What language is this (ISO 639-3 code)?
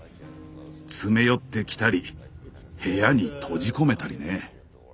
jpn